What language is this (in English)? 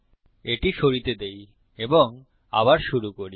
Bangla